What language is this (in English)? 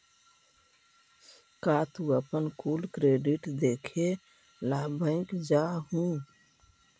Magahi